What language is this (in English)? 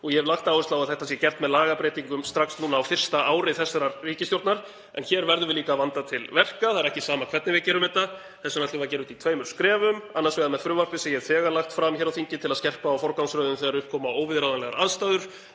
Icelandic